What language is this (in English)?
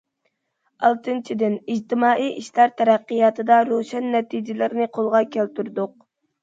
Uyghur